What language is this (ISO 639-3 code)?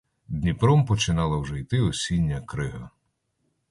ukr